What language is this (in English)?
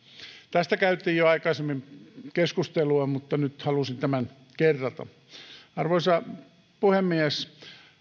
Finnish